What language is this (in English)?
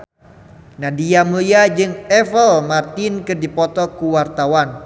Sundanese